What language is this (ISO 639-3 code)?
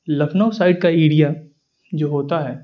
urd